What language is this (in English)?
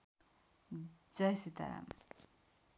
Nepali